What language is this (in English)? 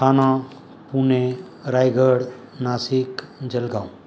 Sindhi